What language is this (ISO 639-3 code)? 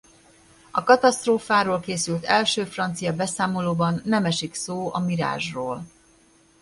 hun